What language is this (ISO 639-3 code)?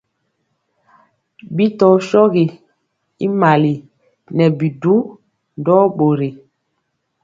mcx